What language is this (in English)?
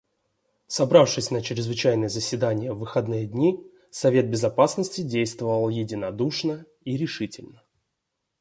Russian